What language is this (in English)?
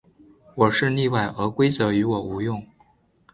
Chinese